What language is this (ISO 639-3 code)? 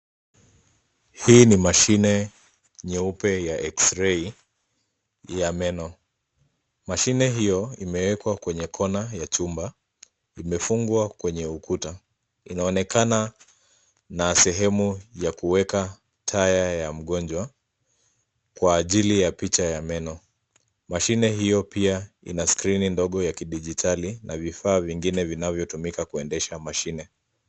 swa